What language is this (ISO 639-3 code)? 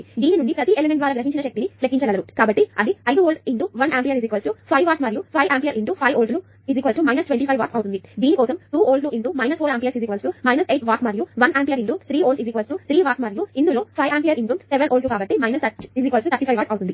tel